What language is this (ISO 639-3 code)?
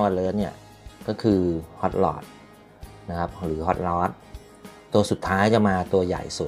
tha